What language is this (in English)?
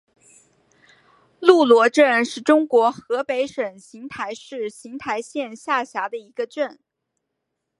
Chinese